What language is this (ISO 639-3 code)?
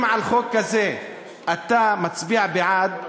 heb